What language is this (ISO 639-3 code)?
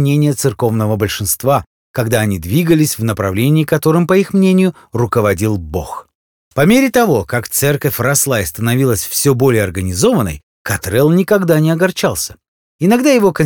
rus